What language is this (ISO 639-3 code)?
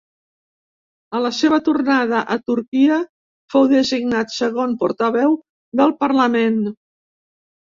cat